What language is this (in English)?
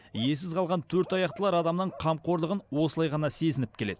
Kazakh